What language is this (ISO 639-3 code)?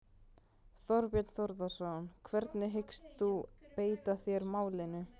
isl